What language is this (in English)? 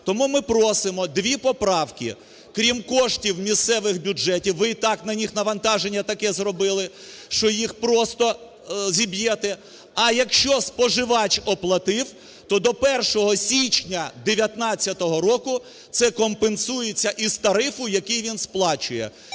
Ukrainian